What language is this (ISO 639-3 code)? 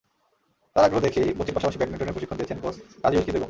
ben